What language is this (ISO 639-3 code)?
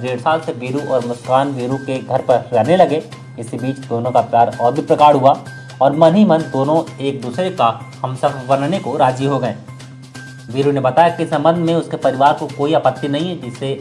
hin